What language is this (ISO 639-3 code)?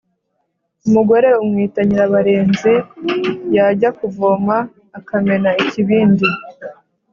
kin